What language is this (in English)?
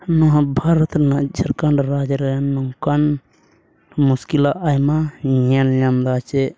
Santali